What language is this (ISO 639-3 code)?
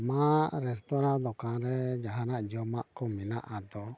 sat